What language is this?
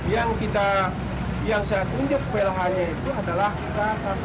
Indonesian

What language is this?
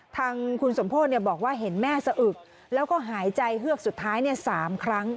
Thai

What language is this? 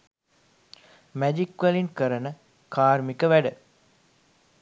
Sinhala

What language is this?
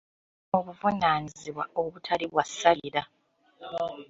Ganda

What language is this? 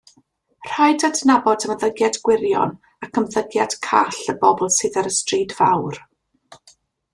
Welsh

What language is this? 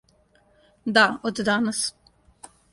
Serbian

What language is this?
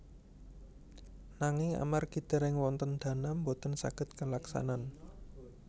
Javanese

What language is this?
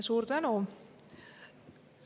Estonian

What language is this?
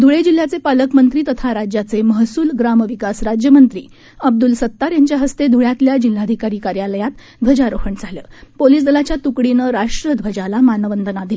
Marathi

